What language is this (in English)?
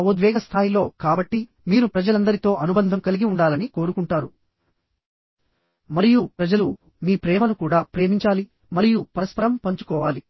Telugu